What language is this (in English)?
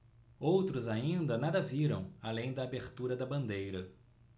Portuguese